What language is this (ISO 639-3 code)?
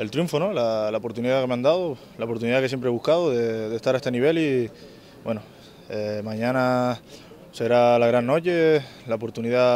spa